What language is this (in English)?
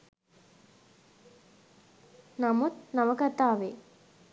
Sinhala